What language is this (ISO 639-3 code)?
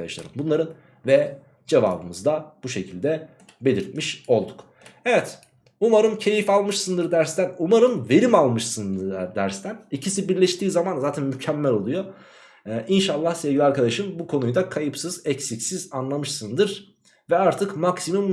tur